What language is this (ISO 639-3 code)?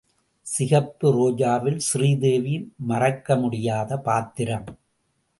tam